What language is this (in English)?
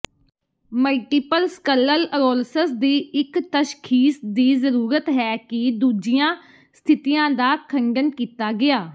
Punjabi